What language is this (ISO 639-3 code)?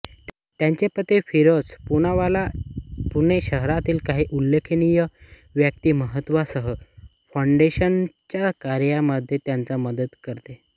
mar